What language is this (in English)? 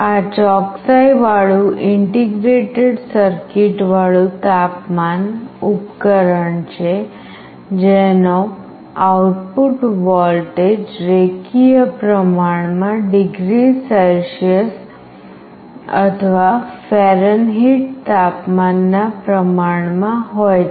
Gujarati